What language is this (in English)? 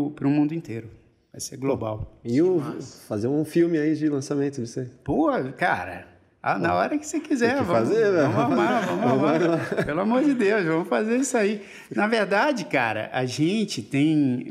Portuguese